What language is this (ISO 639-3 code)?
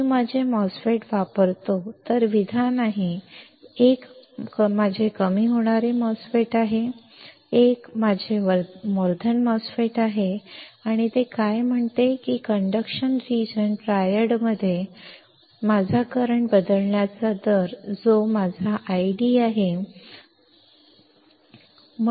mar